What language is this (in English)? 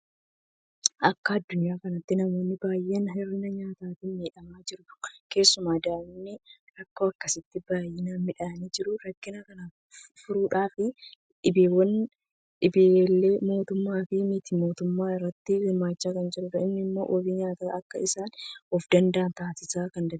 Oromo